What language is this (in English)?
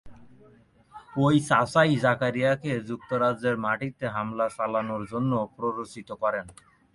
Bangla